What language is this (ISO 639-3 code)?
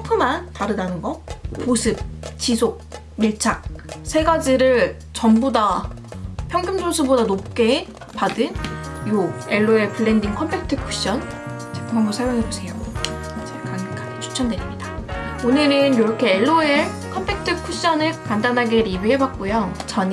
kor